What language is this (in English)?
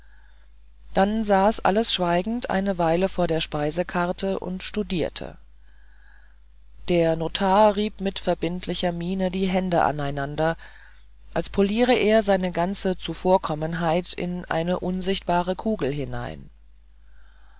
German